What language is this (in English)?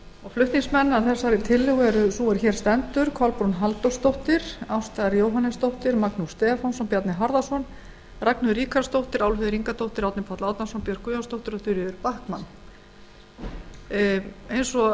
Icelandic